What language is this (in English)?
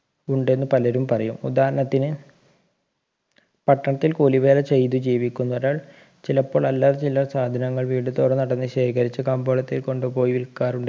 Malayalam